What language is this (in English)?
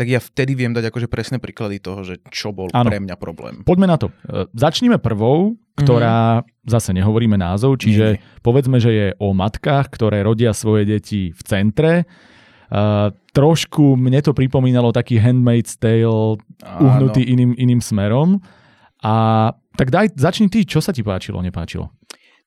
Slovak